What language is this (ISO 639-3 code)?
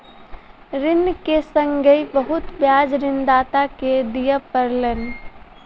mai